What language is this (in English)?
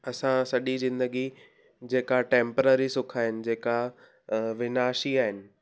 Sindhi